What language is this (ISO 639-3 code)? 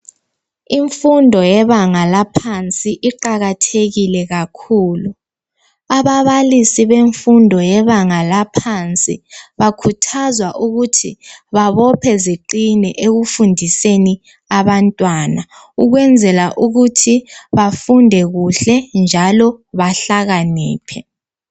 nde